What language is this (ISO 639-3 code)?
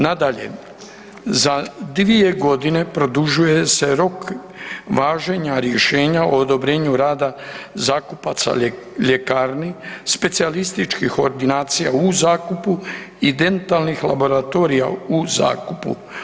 hrv